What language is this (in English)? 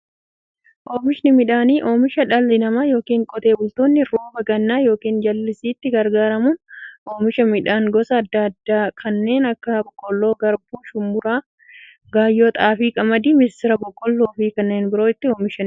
Oromo